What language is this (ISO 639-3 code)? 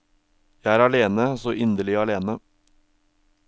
nor